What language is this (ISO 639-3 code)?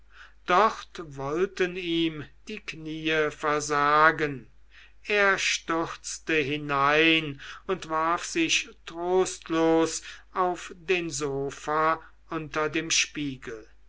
deu